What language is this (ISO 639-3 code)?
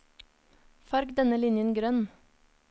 nor